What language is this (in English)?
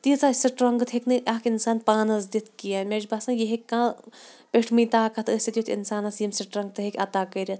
Kashmiri